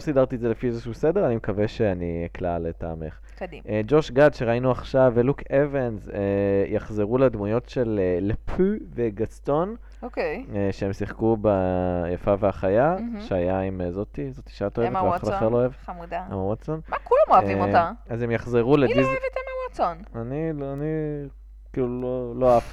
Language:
Hebrew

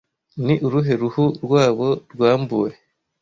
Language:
Kinyarwanda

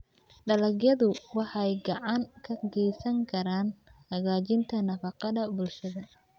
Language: Somali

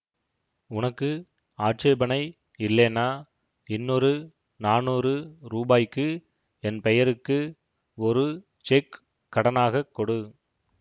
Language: Tamil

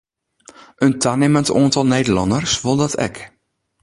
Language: Western Frisian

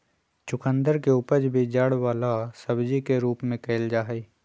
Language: Magahi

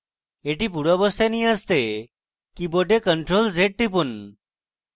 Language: Bangla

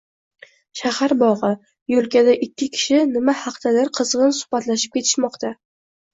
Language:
Uzbek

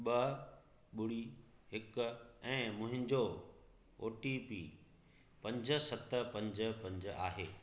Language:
Sindhi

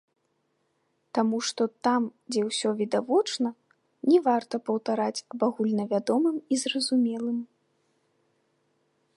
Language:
Belarusian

